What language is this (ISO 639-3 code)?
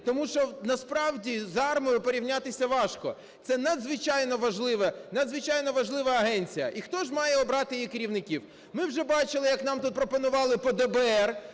ukr